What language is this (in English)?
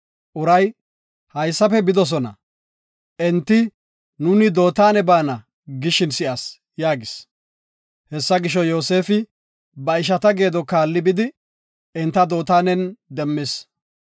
Gofa